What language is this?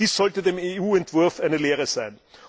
German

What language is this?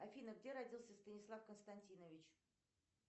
Russian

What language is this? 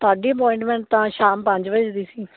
Punjabi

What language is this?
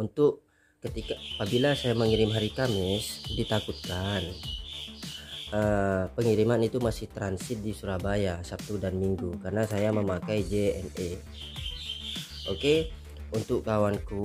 Indonesian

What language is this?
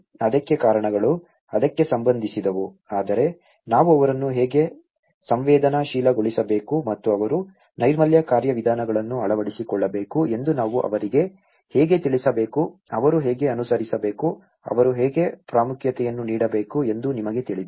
Kannada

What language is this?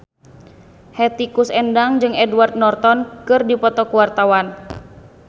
Sundanese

